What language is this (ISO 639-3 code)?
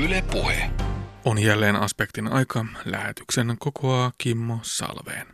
fin